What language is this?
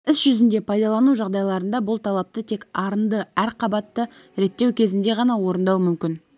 Kazakh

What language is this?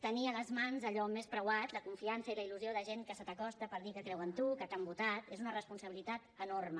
Catalan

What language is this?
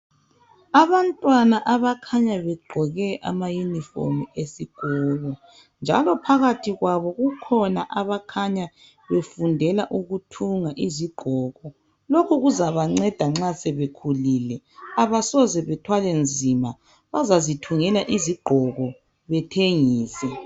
North Ndebele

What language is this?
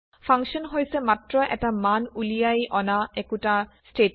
Assamese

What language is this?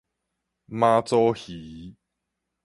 Min Nan Chinese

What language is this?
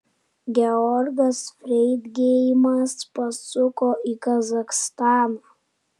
Lithuanian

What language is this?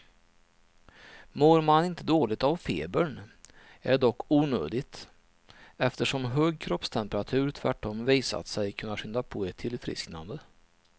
Swedish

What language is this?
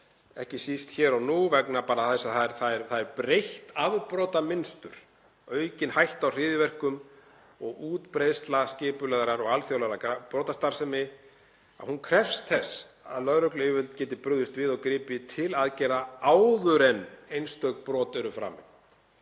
Icelandic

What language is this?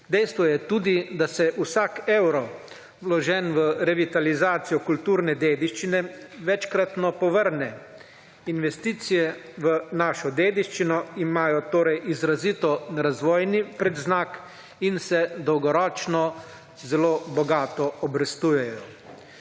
Slovenian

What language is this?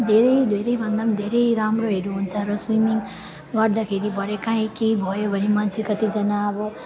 Nepali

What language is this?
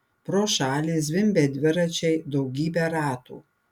Lithuanian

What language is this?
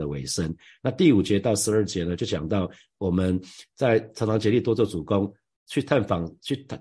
Chinese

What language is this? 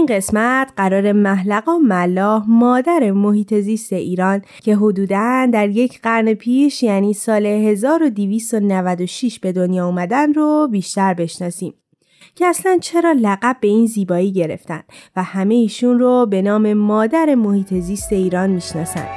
Persian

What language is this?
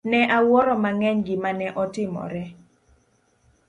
Luo (Kenya and Tanzania)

